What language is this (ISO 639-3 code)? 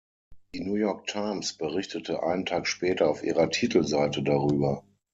deu